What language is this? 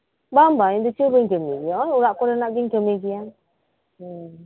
Santali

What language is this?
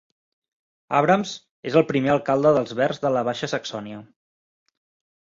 Catalan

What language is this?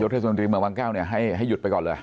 Thai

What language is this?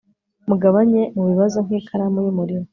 Kinyarwanda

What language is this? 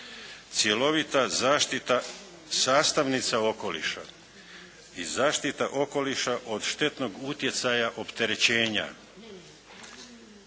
Croatian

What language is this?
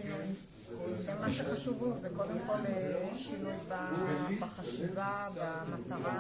Hebrew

